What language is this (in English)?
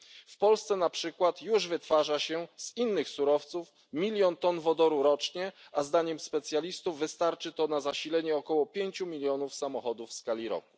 Polish